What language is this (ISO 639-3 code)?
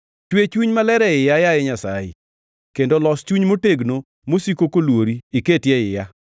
luo